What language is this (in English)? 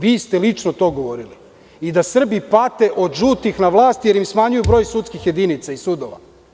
Serbian